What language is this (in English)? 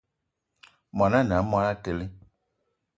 Eton (Cameroon)